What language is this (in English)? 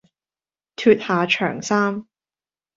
Cantonese